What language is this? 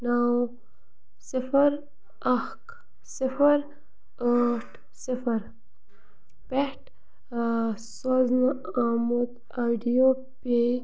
Kashmiri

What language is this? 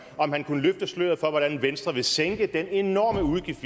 Danish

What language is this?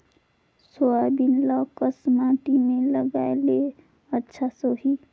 Chhattisgarhi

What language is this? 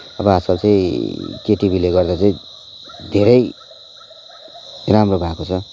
Nepali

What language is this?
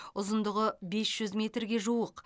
Kazakh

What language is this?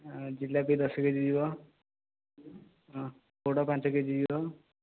Odia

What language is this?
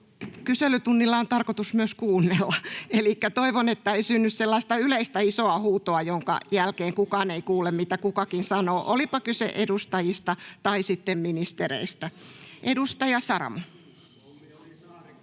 Finnish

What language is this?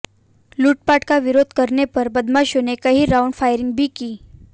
Hindi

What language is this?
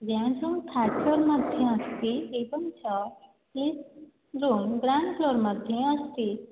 Sanskrit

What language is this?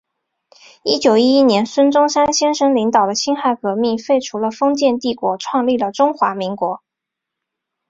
Chinese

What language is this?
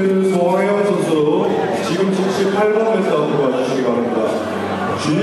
Korean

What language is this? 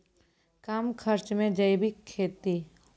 Maithili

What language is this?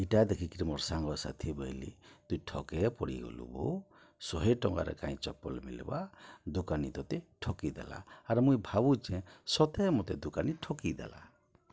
Odia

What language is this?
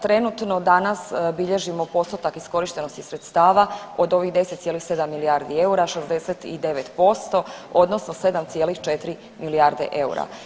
Croatian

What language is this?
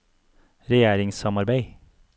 Norwegian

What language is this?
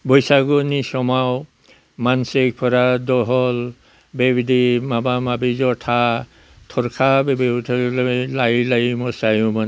Bodo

